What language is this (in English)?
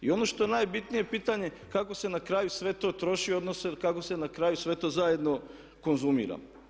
Croatian